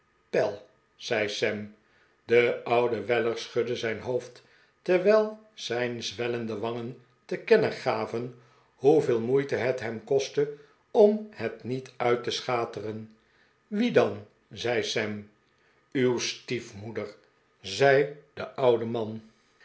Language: Dutch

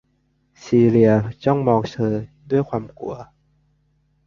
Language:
Thai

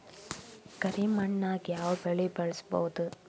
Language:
Kannada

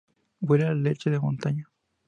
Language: Spanish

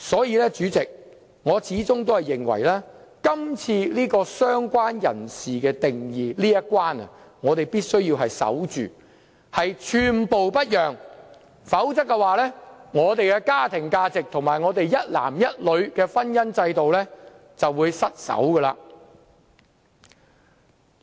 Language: Cantonese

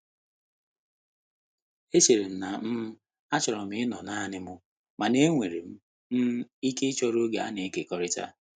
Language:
Igbo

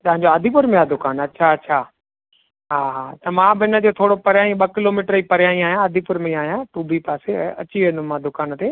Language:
Sindhi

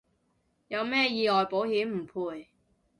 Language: Cantonese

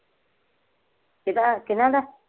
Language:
Punjabi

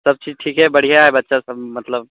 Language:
Maithili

